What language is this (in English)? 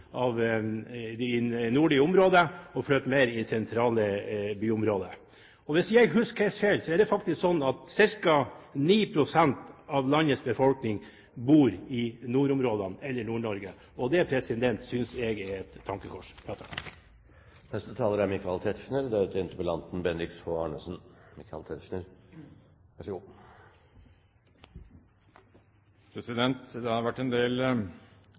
Norwegian Bokmål